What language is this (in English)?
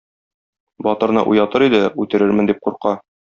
Tatar